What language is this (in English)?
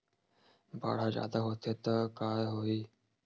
Chhattisgarhi